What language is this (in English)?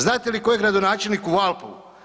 Croatian